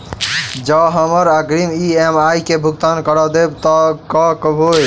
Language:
Maithili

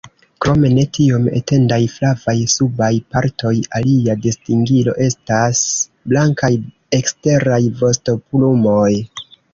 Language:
Esperanto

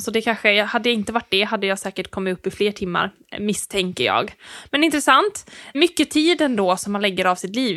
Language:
Swedish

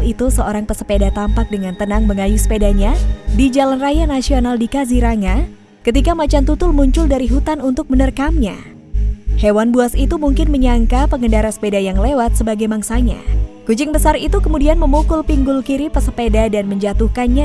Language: Indonesian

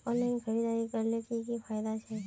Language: Magahi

